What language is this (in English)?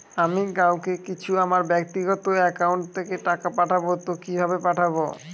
Bangla